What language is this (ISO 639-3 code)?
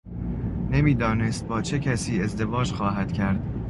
fas